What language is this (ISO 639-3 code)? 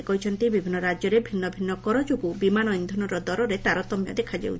ori